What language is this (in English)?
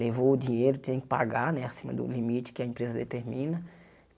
Portuguese